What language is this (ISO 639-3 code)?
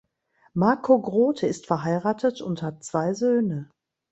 deu